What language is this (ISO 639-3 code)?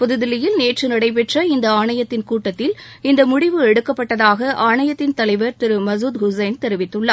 tam